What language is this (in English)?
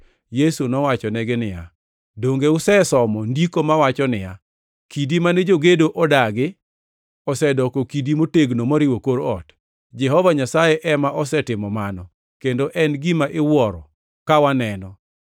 Luo (Kenya and Tanzania)